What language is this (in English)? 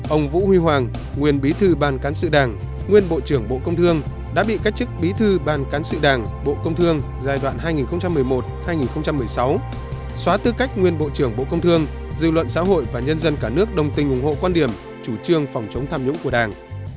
Vietnamese